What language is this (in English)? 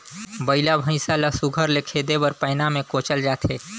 Chhattisgarhi